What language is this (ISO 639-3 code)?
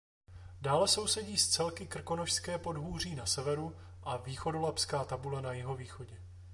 ces